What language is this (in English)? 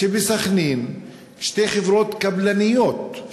Hebrew